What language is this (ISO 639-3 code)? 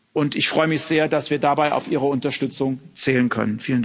deu